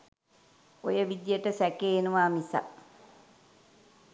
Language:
Sinhala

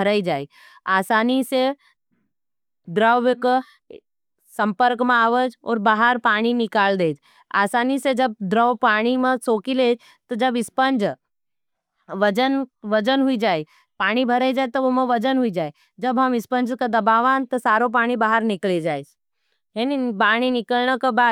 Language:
Nimadi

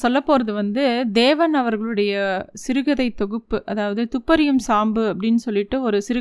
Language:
Tamil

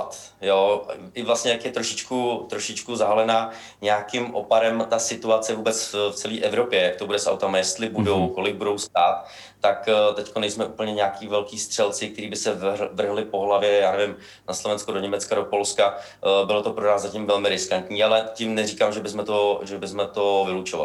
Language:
Czech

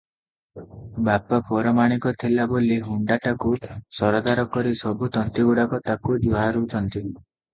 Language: Odia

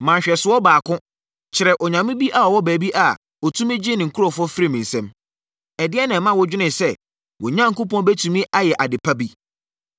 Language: Akan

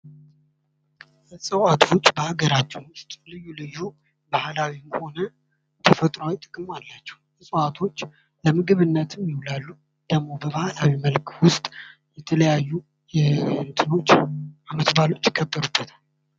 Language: Amharic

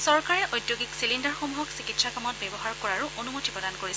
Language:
Assamese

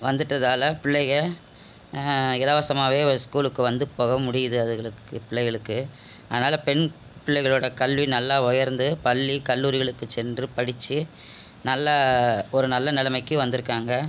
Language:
Tamil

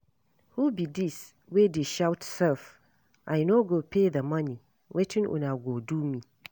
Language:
Nigerian Pidgin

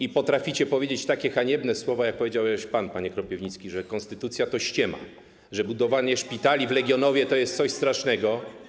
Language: Polish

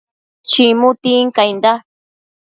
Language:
Matsés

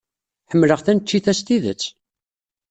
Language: Kabyle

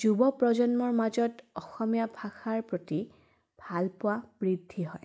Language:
Assamese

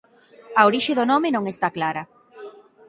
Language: Galician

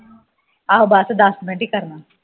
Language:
Punjabi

